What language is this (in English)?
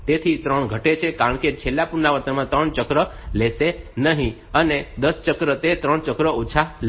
Gujarati